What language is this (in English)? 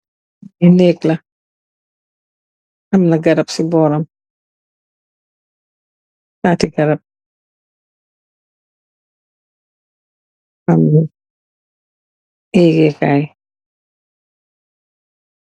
Wolof